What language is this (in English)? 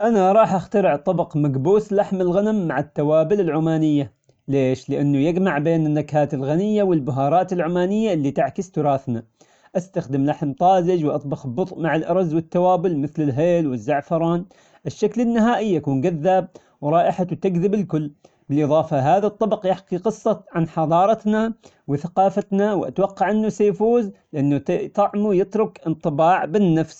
Omani Arabic